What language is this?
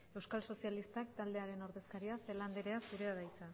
Basque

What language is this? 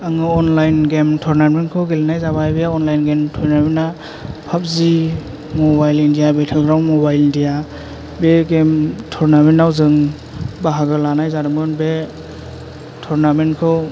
Bodo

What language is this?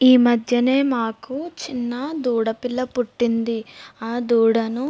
Telugu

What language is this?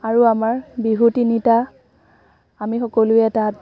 Assamese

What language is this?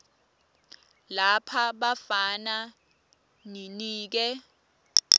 Swati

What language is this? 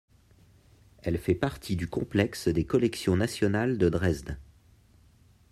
French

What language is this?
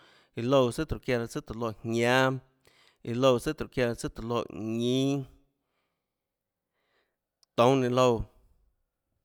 Tlacoatzintepec Chinantec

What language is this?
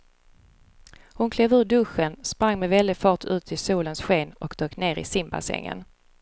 Swedish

